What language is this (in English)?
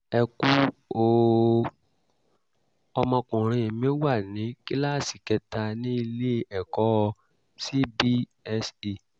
Yoruba